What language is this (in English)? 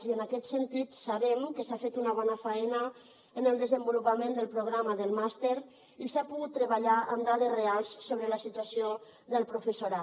Catalan